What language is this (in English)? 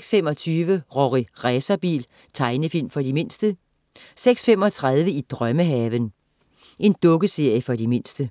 Danish